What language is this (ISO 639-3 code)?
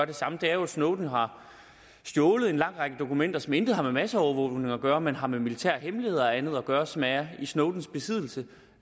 dan